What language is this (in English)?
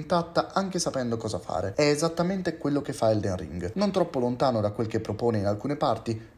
Italian